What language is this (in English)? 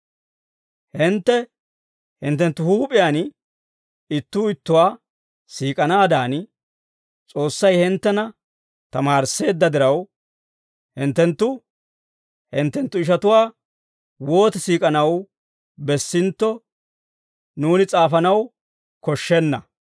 Dawro